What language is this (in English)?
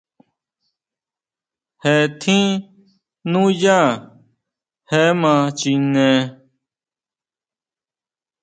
Huautla Mazatec